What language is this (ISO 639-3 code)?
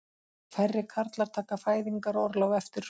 isl